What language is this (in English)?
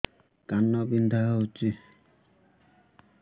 Odia